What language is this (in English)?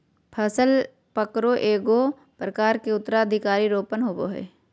Magahi